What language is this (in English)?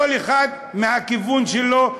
Hebrew